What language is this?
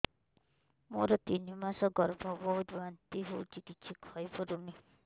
Odia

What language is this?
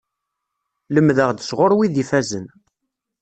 Kabyle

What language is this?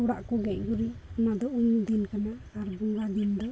Santali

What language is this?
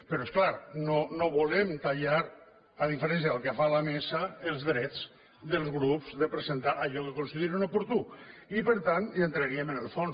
Catalan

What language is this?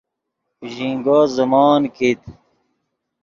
Yidgha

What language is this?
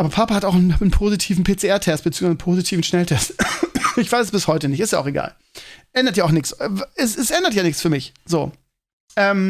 German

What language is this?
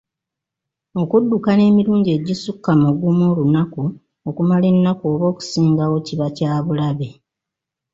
Ganda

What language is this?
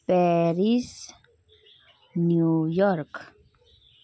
Nepali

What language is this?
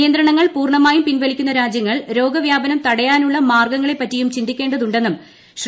Malayalam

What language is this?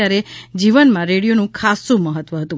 Gujarati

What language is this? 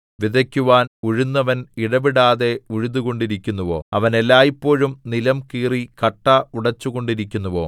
Malayalam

